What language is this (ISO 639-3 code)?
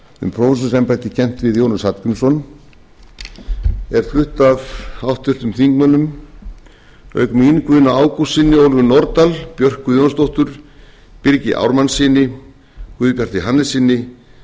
isl